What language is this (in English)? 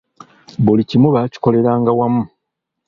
Ganda